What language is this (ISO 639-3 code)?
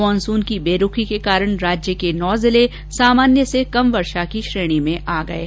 hin